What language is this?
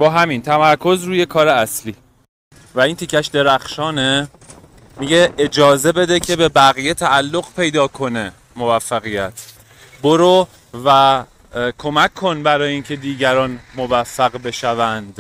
Persian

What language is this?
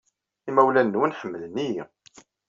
Kabyle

